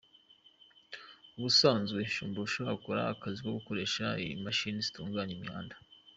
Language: Kinyarwanda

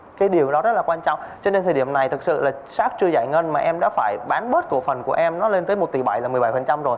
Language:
Vietnamese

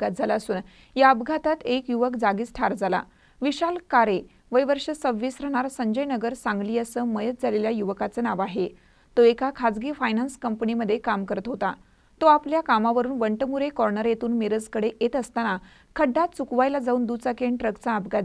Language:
Marathi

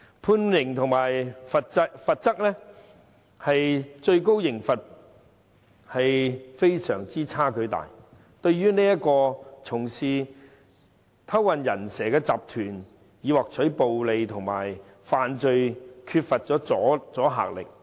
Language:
Cantonese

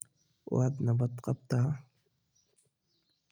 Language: Somali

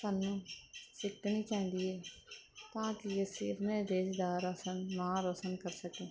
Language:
Punjabi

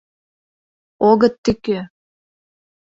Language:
Mari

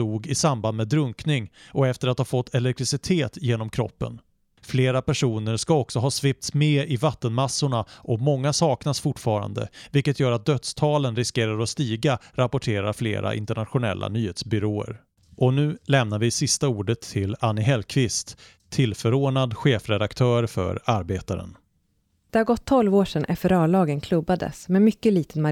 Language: Swedish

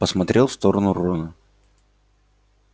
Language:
Russian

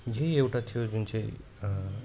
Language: Nepali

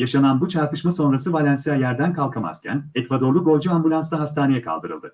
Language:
Turkish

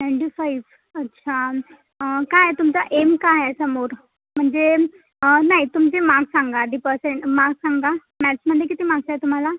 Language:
Marathi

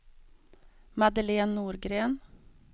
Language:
Swedish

